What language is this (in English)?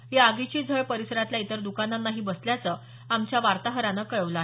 Marathi